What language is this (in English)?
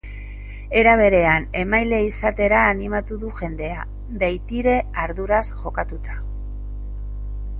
Basque